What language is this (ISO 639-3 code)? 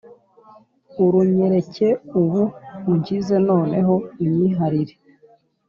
kin